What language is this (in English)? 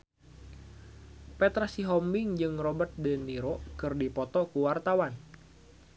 Sundanese